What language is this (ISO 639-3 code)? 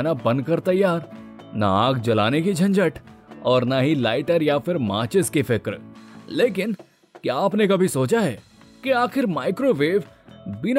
hin